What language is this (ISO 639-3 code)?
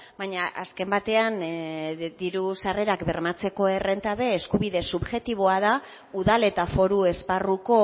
eus